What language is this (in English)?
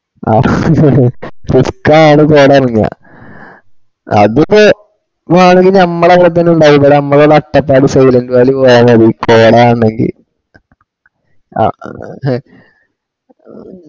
Malayalam